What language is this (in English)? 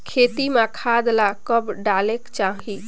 Chhattisgarhi